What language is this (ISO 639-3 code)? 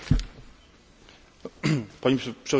pol